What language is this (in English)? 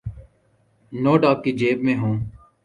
Urdu